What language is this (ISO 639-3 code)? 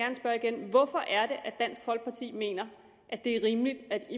dan